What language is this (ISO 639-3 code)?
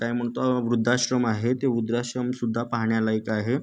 mar